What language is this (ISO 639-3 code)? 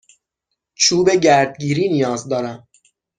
fas